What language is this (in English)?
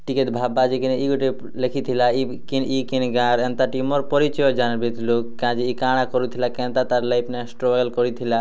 Odia